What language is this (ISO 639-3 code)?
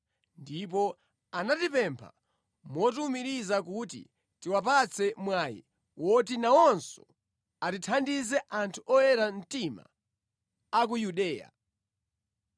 nya